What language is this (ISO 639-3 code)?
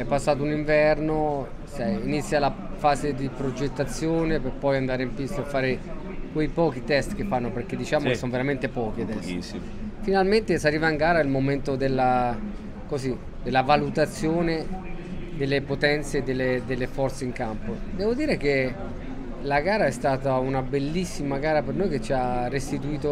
ita